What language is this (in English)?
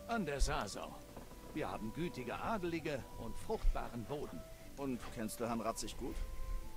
German